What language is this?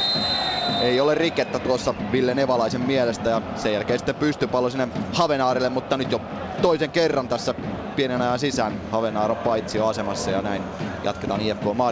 Finnish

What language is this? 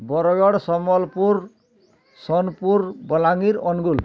Odia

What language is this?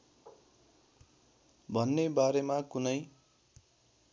Nepali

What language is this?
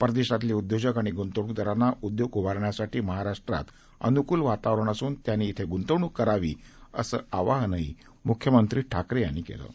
Marathi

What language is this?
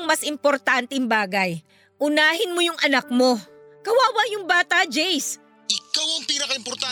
Filipino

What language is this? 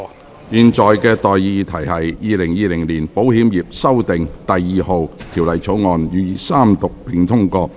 Cantonese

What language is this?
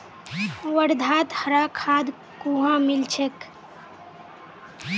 Magahi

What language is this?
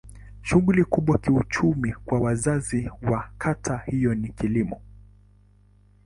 Swahili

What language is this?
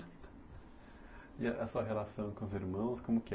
Portuguese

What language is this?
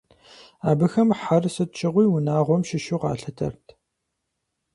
Kabardian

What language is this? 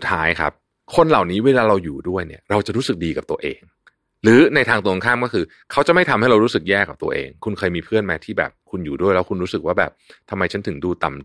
Thai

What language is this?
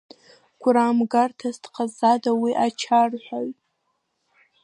Abkhazian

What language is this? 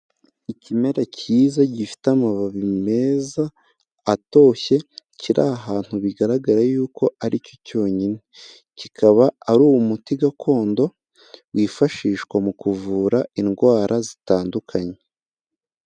Kinyarwanda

